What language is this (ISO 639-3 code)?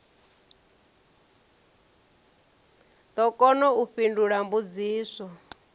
ven